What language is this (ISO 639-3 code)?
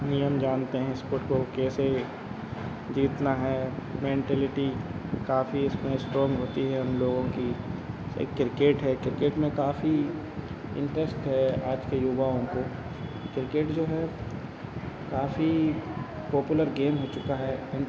hin